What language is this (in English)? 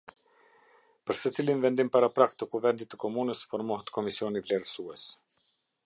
Albanian